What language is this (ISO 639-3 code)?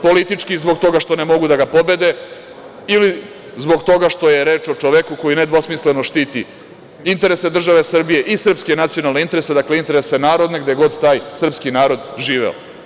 srp